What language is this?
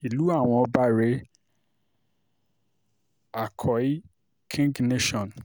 Yoruba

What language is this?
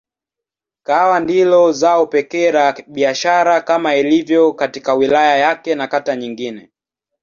Swahili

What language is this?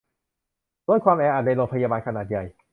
Thai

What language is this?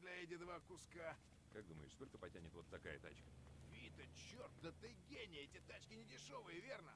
Russian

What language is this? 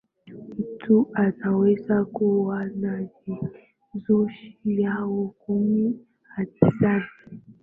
Swahili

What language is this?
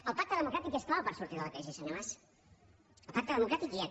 Catalan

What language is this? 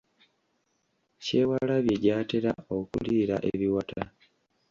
Ganda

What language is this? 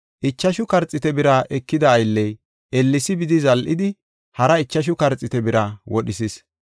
Gofa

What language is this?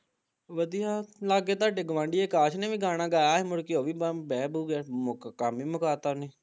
Punjabi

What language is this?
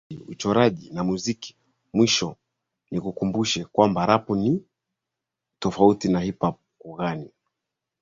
Swahili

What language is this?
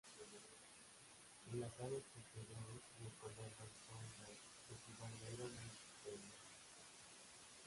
Spanish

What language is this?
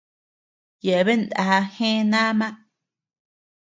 Tepeuxila Cuicatec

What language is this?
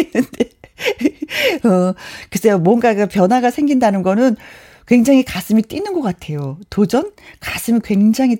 Korean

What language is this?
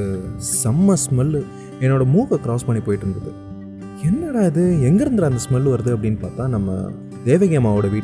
Tamil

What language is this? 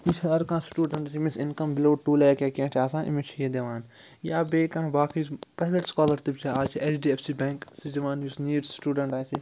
Kashmiri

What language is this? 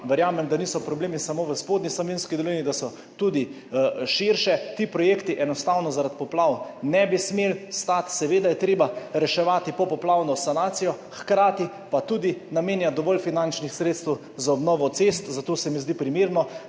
Slovenian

